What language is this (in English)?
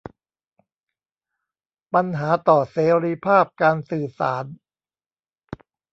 Thai